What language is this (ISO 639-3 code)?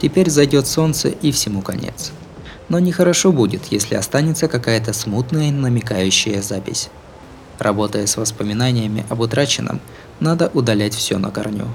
rus